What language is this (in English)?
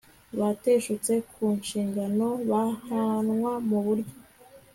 Kinyarwanda